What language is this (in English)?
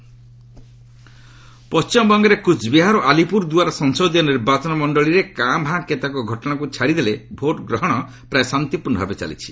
Odia